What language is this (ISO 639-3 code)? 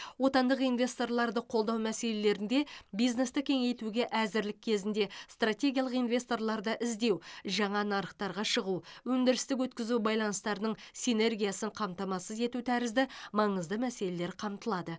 kaz